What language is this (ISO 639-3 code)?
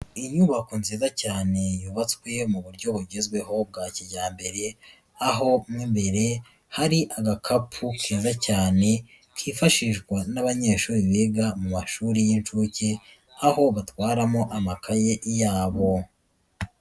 kin